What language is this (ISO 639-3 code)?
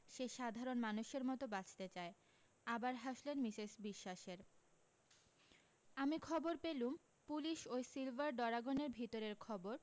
ben